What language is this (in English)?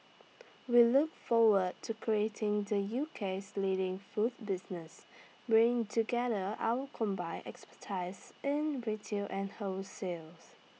English